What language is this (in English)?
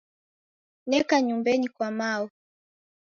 Taita